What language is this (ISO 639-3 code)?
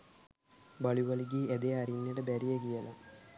sin